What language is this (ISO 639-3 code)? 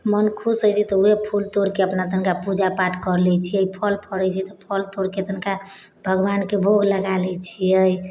mai